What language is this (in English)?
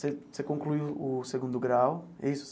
Portuguese